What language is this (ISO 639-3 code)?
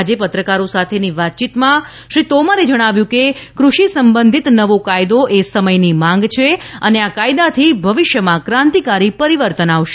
guj